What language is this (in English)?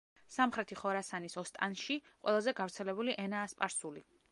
Georgian